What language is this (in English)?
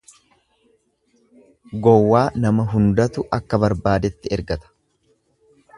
Oromo